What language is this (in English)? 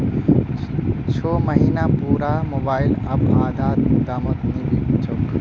Magahi